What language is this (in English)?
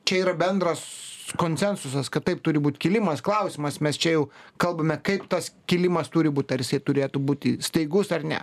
Lithuanian